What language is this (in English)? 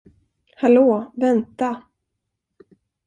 Swedish